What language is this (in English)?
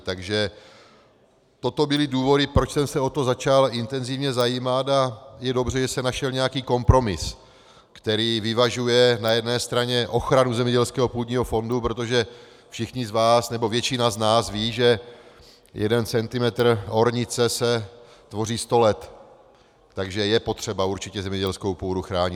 Czech